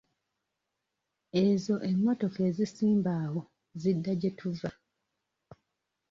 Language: Ganda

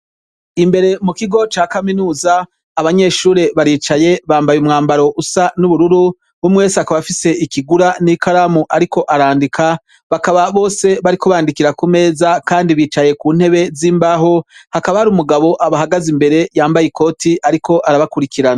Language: Rundi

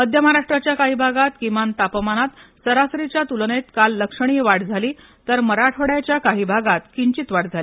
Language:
Marathi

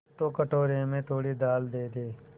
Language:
Hindi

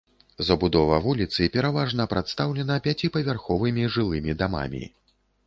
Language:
Belarusian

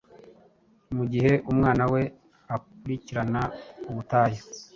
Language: Kinyarwanda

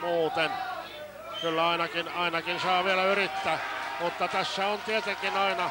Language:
Finnish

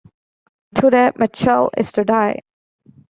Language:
English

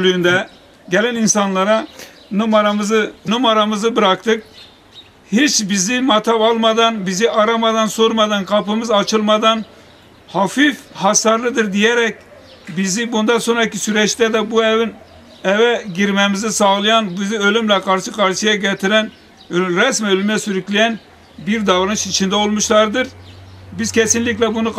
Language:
Turkish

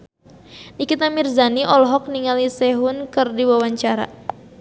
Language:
Sundanese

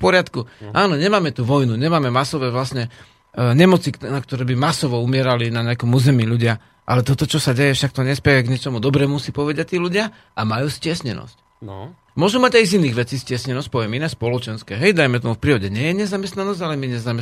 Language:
Slovak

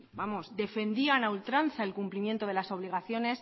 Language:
Spanish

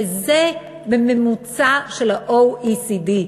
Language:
Hebrew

